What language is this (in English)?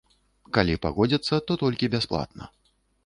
Belarusian